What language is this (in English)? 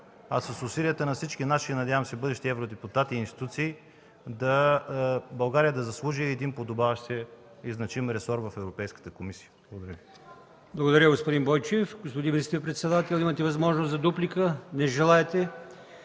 Bulgarian